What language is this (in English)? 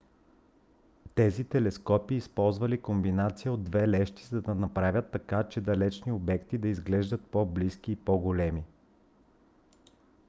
Bulgarian